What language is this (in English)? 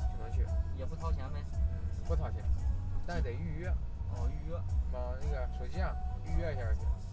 Chinese